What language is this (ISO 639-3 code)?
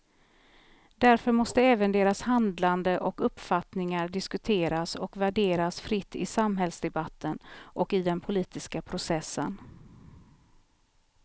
swe